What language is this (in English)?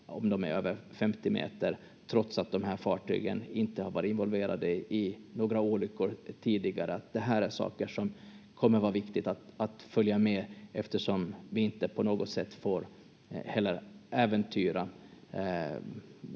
Finnish